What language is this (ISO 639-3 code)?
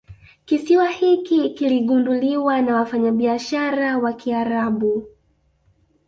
swa